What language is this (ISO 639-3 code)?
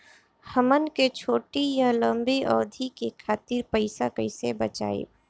bho